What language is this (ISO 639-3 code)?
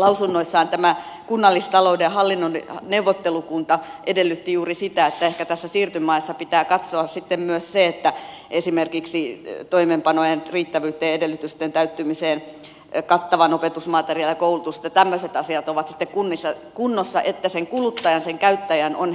fin